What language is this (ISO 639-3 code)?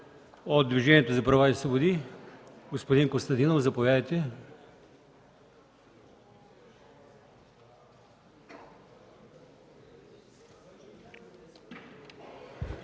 bul